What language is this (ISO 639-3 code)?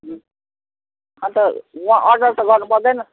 nep